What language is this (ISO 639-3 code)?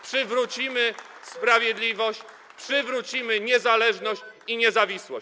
pol